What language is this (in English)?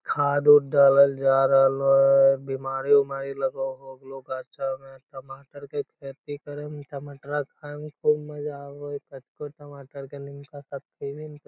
Magahi